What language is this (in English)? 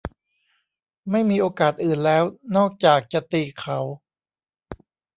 Thai